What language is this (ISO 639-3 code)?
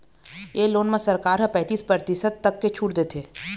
hne